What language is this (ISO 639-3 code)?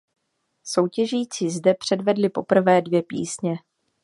ces